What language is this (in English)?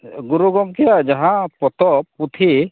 Santali